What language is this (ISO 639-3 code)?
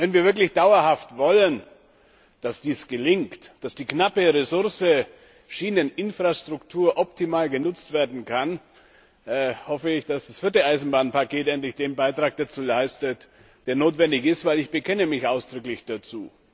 deu